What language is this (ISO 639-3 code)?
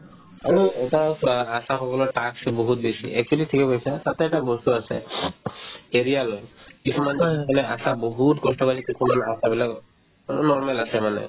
asm